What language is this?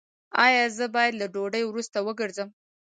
Pashto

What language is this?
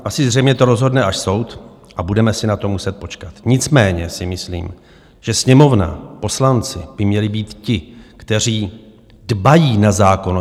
Czech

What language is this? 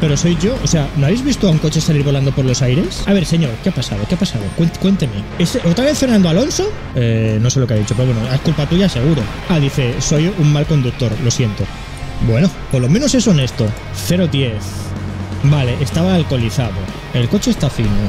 Spanish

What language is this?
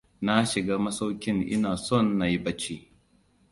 Hausa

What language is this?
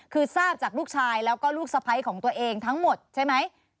Thai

